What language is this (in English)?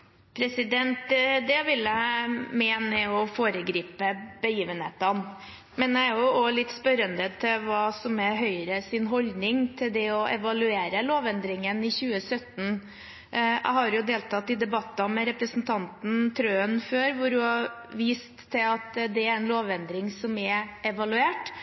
Norwegian Bokmål